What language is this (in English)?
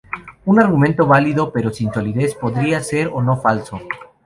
Spanish